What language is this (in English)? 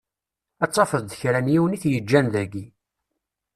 Kabyle